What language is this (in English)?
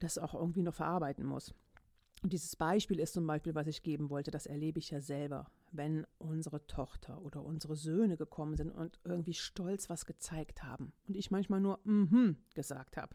German